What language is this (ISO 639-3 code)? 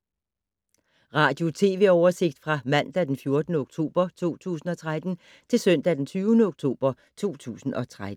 dan